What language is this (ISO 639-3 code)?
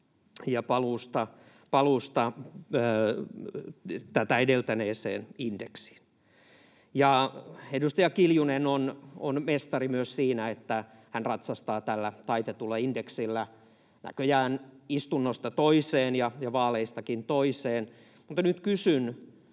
fin